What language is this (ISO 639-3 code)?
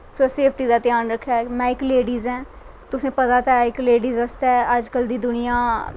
doi